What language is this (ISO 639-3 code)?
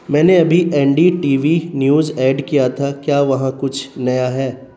urd